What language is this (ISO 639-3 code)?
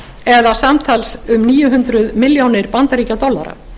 isl